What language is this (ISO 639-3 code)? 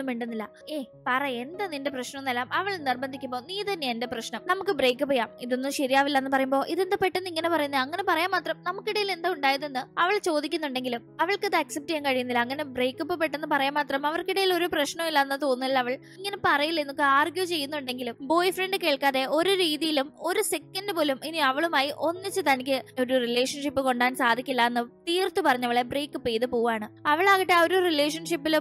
mal